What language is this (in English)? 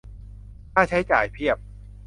Thai